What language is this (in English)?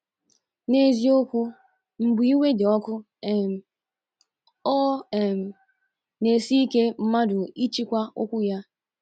Igbo